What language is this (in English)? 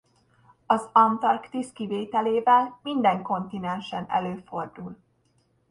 Hungarian